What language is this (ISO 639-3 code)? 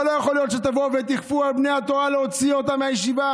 heb